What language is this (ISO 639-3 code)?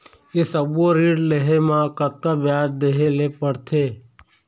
hne